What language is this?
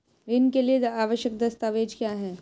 Hindi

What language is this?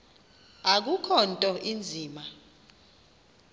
Xhosa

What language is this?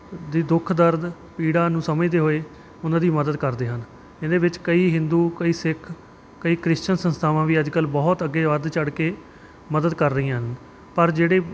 Punjabi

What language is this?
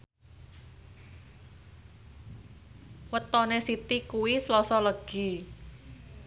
Javanese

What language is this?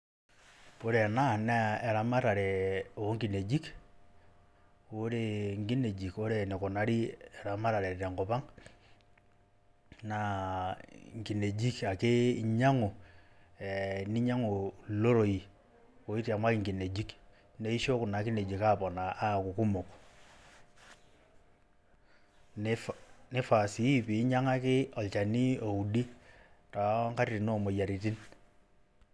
Masai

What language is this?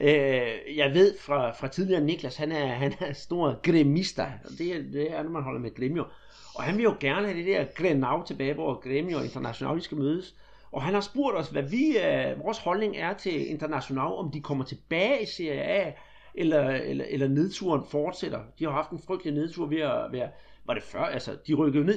Danish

